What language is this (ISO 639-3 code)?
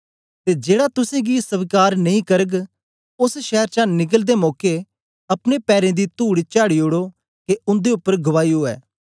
doi